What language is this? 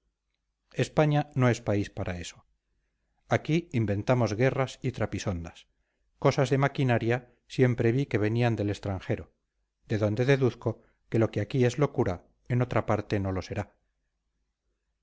Spanish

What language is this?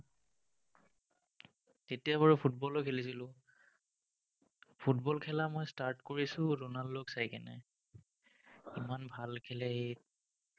Assamese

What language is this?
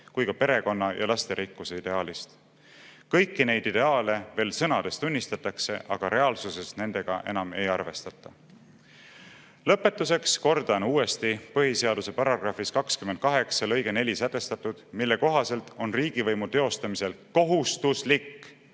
Estonian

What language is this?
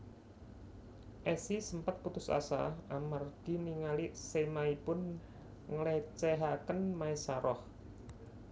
Javanese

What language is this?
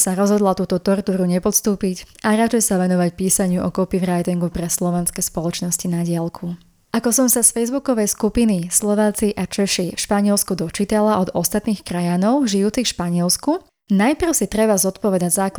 Slovak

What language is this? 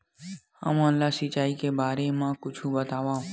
Chhattisgarhi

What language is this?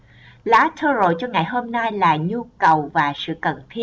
Vietnamese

